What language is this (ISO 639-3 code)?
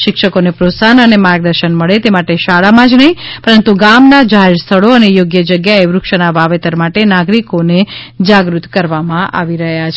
guj